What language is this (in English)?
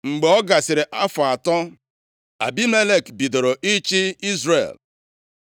Igbo